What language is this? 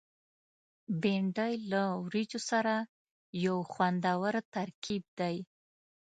Pashto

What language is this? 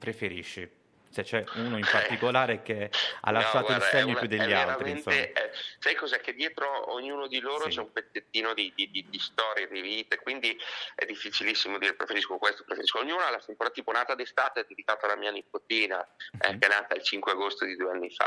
Italian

